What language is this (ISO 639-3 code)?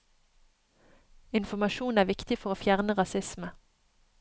nor